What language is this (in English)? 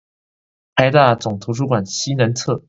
Chinese